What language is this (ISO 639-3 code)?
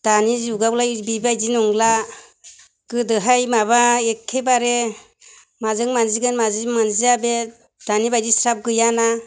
brx